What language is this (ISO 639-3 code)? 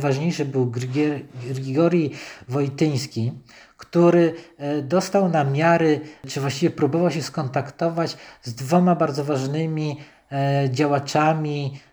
pol